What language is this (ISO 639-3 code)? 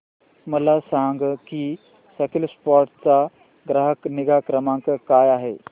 mar